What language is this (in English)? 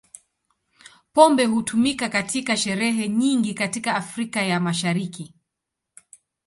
Swahili